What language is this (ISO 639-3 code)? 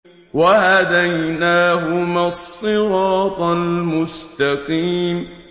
ara